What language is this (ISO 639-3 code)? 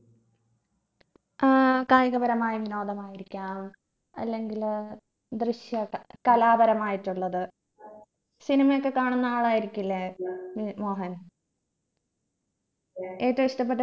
mal